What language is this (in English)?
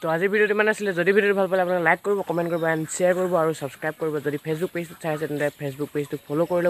Indonesian